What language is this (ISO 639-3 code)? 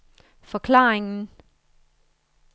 dan